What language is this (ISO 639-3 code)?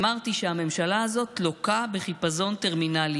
heb